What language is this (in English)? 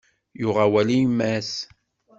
Kabyle